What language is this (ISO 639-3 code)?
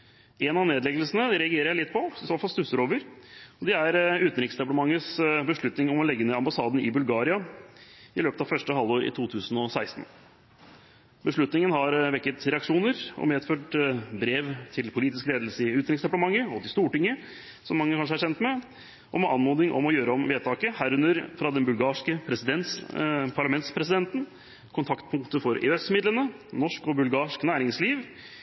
nob